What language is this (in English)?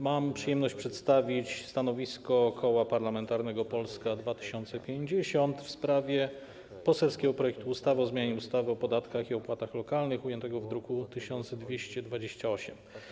Polish